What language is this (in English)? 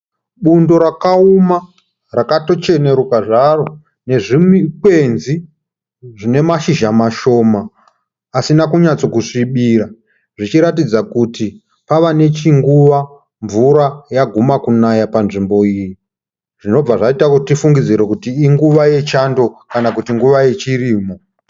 Shona